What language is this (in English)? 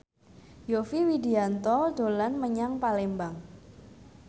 Javanese